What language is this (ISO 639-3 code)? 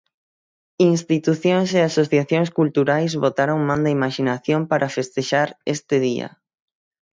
glg